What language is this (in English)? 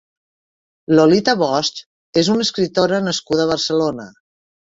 Catalan